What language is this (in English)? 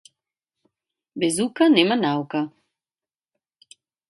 Macedonian